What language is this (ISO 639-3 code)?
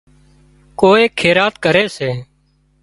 kxp